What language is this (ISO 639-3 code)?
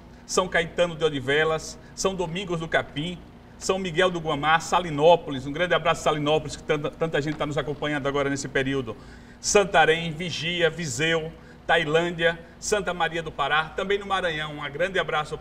por